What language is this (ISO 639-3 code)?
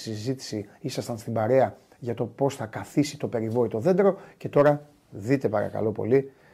ell